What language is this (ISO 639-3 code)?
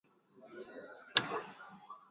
swa